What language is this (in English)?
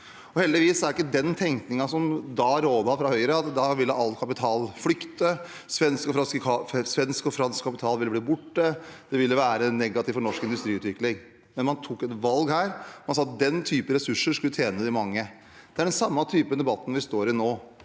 Norwegian